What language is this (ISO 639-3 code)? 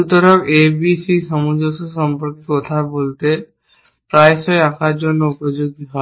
ben